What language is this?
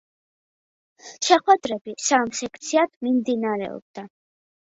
Georgian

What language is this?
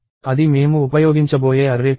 Telugu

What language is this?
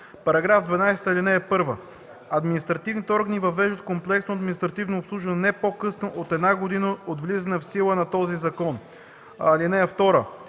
Bulgarian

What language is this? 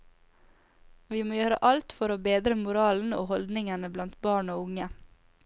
Norwegian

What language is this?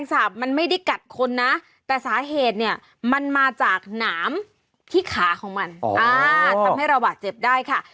Thai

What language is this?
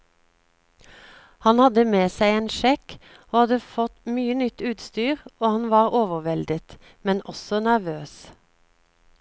Norwegian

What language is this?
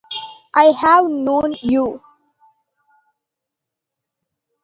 English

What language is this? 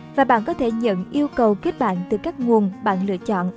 Vietnamese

